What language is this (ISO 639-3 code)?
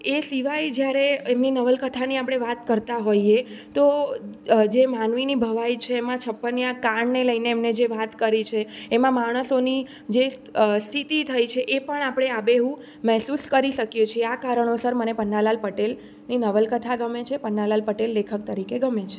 guj